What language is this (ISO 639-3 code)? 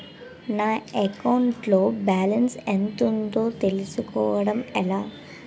tel